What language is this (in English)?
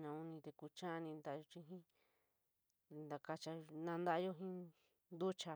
San Miguel El Grande Mixtec